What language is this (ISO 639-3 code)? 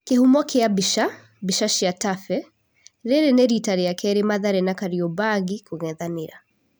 kik